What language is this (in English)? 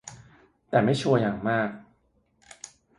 Thai